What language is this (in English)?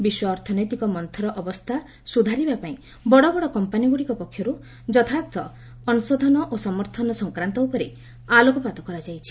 Odia